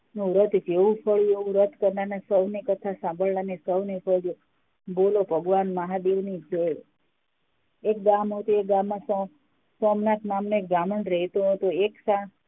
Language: Gujarati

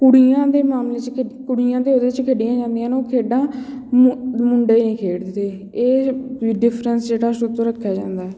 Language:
Punjabi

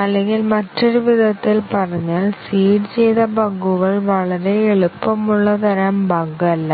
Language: Malayalam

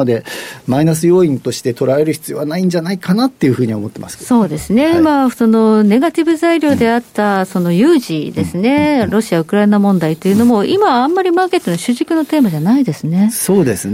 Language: Japanese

